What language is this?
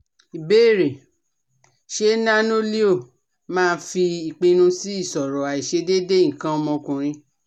Yoruba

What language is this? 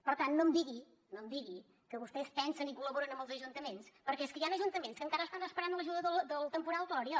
Catalan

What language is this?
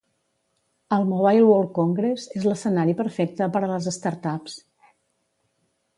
Catalan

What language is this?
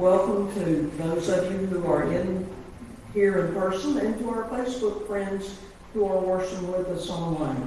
English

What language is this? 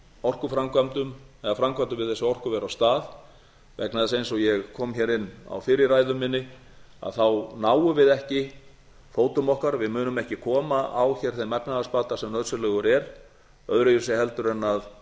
Icelandic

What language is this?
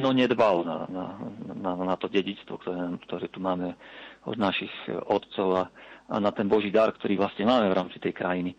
Slovak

